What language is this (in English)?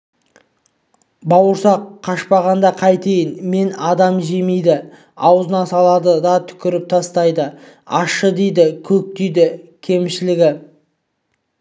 Kazakh